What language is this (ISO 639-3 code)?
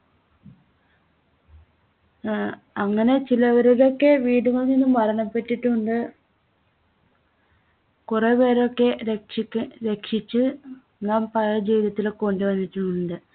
mal